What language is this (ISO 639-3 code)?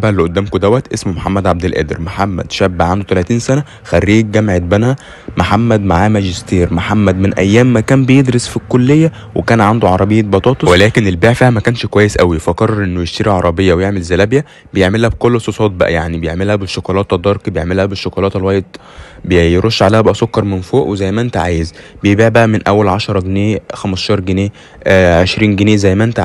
ara